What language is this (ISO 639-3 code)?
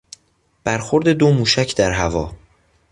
fas